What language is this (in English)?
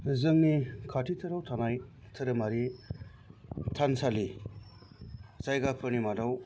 Bodo